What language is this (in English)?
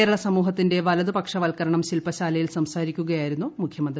Malayalam